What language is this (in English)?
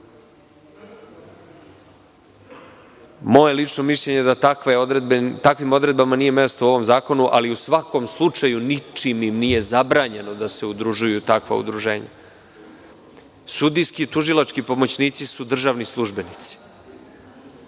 Serbian